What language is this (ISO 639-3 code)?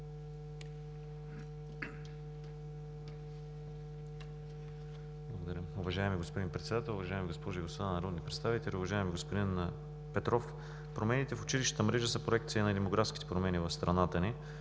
bul